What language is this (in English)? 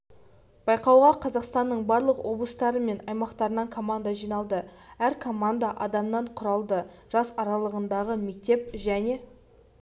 Kazakh